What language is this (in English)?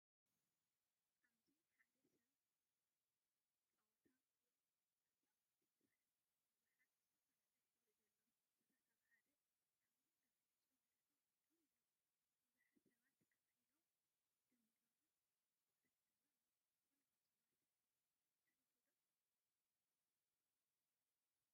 Tigrinya